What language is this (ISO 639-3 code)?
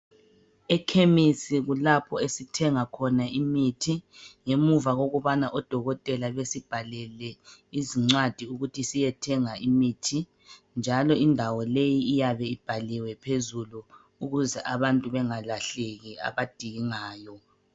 nde